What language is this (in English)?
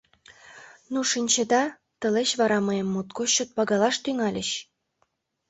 Mari